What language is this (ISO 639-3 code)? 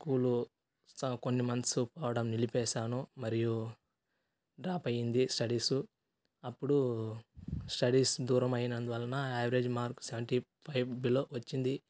tel